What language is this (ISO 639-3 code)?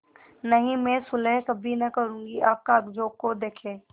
hin